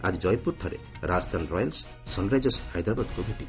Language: Odia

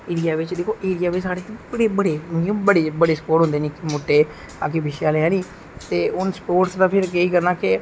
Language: Dogri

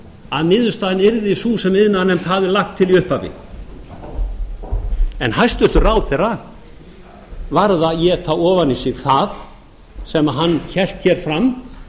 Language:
Icelandic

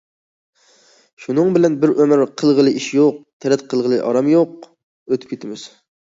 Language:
Uyghur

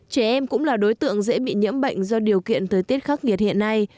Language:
Vietnamese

